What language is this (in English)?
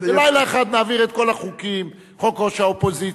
Hebrew